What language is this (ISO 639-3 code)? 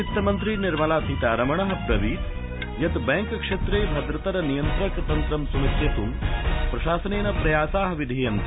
san